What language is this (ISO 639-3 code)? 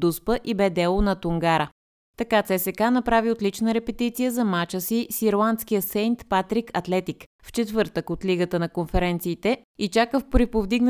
bul